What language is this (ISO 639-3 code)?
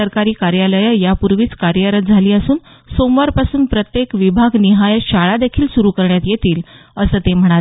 mar